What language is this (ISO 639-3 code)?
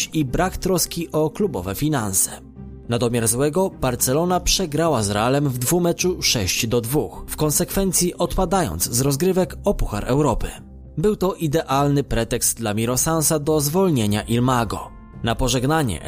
pol